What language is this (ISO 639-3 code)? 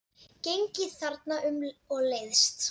isl